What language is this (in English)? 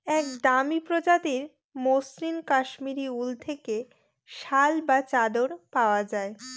Bangla